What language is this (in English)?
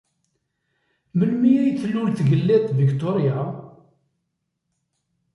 Kabyle